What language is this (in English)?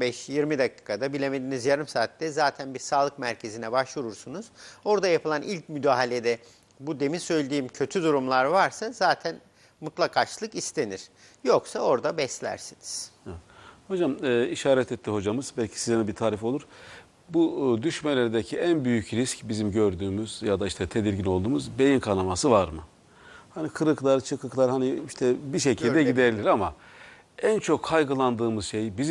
Turkish